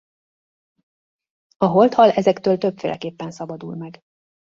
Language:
Hungarian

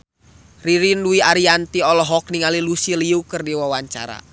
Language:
Sundanese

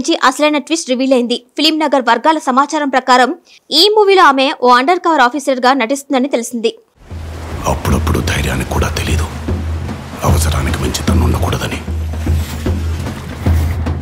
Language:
Hindi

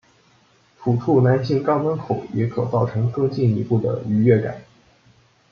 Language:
Chinese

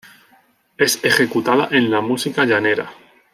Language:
Spanish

